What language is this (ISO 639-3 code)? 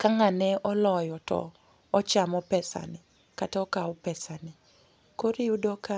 luo